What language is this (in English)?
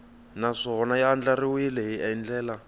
Tsonga